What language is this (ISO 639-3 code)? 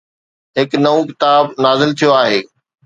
snd